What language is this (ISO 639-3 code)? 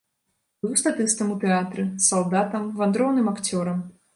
bel